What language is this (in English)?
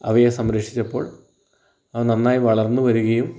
Malayalam